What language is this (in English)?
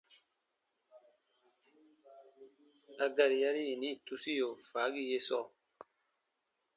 Baatonum